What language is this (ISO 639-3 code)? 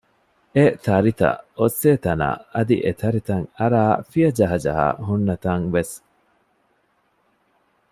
div